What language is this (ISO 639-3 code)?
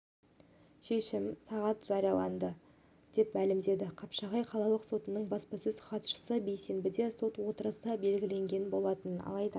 kaz